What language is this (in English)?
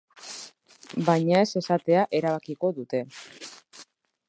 Basque